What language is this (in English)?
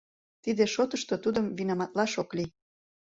Mari